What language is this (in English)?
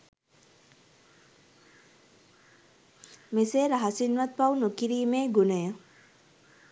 Sinhala